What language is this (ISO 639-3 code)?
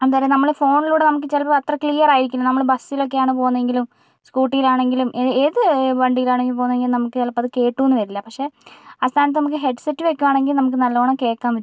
mal